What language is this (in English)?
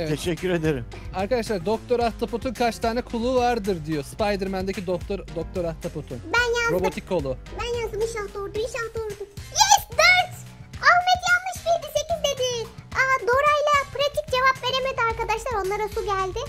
Turkish